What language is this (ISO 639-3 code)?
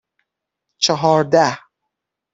fas